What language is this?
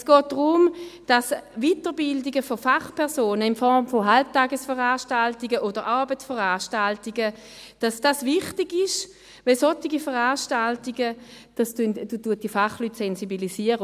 Swiss German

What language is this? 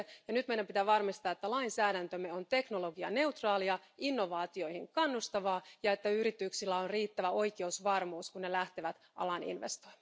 Finnish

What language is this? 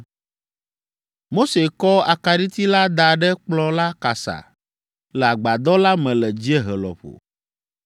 Ewe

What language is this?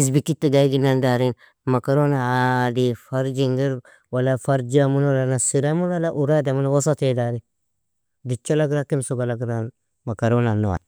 Nobiin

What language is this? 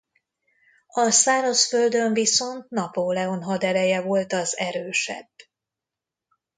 Hungarian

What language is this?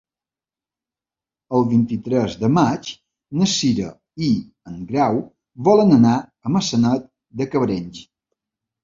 Catalan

